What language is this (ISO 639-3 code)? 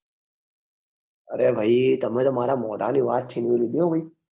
guj